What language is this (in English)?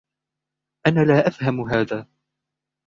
Arabic